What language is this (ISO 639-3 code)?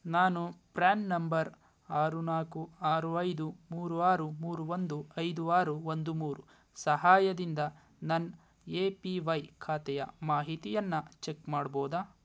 kan